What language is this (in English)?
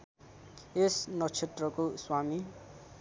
Nepali